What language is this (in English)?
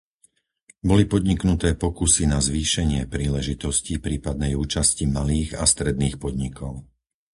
Slovak